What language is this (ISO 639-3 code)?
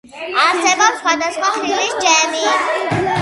kat